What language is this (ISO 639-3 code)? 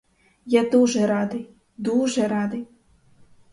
ukr